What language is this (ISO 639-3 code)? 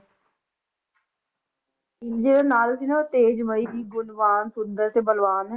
pan